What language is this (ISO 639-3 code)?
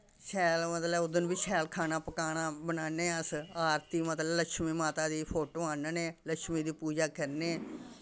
doi